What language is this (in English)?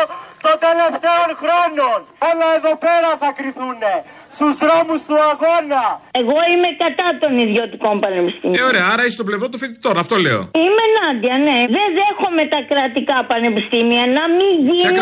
Greek